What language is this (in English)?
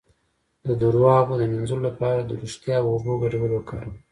Pashto